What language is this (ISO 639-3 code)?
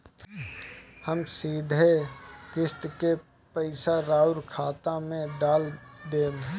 bho